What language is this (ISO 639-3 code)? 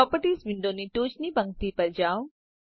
guj